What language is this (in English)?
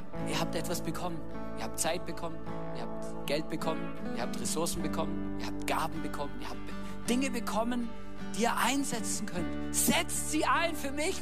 German